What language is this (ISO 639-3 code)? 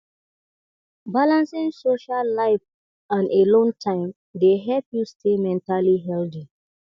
pcm